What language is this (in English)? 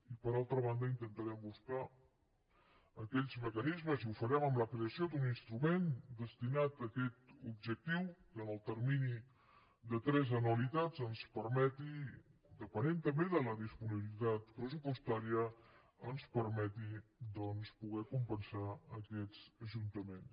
Catalan